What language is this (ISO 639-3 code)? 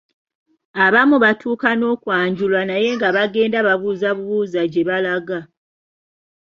lug